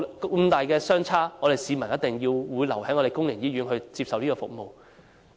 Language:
Cantonese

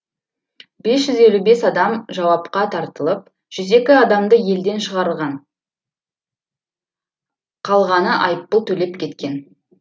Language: Kazakh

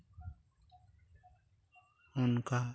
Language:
Santali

